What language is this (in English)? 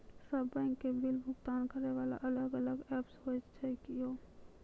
Maithili